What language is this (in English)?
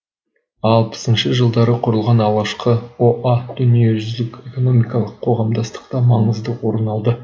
Kazakh